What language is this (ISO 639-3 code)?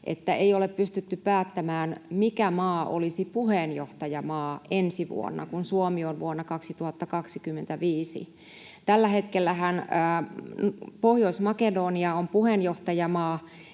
fin